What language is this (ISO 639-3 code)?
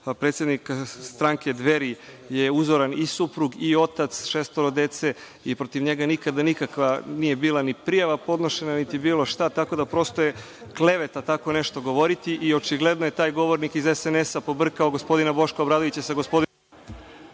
srp